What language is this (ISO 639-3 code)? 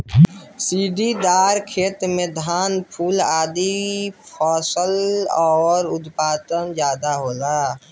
bho